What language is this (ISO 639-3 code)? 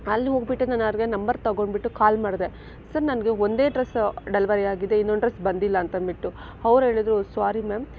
kan